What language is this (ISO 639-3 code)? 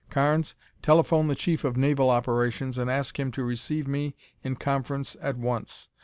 eng